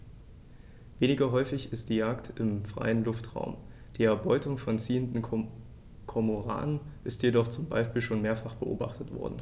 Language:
German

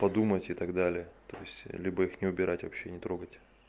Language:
Russian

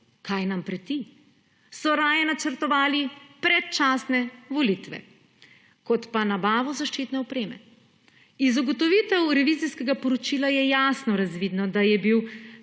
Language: Slovenian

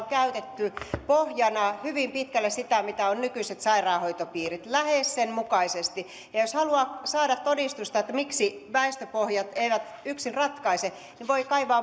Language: Finnish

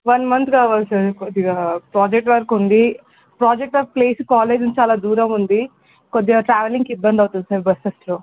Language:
Telugu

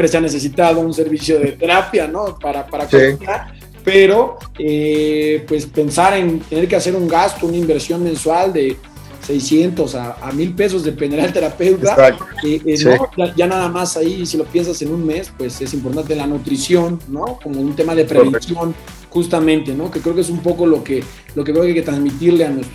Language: Spanish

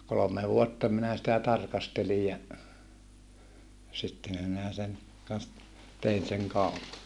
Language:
Finnish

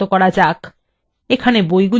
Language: Bangla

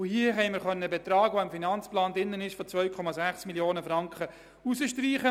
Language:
Swiss German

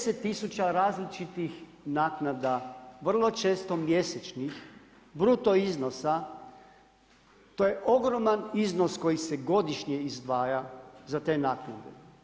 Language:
Croatian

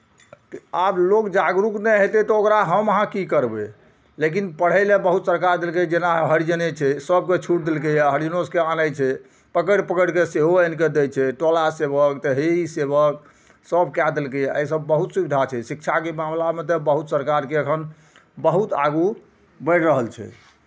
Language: Maithili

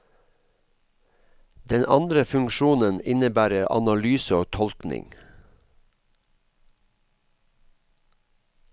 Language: Norwegian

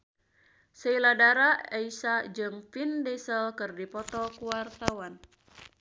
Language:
Sundanese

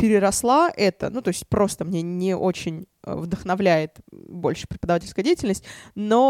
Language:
Russian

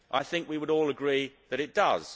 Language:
English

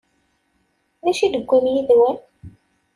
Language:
Kabyle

